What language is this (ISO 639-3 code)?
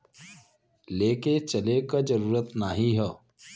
bho